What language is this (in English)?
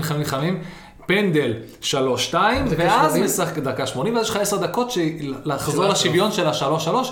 Hebrew